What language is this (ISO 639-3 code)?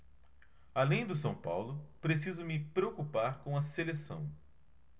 por